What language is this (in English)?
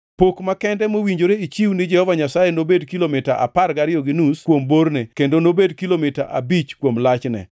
Luo (Kenya and Tanzania)